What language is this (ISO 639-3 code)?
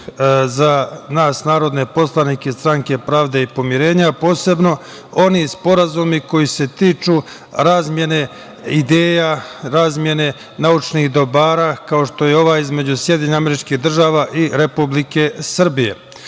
srp